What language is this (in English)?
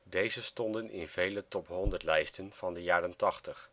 Dutch